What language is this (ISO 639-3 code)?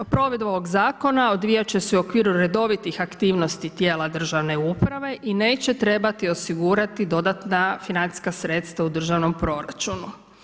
hrv